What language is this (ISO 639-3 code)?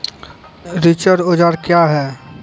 mai